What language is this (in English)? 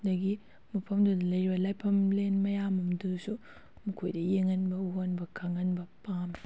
Manipuri